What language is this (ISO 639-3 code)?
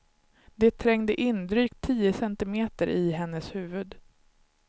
swe